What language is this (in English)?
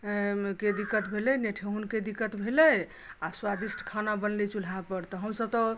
Maithili